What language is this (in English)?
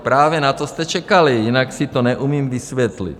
Czech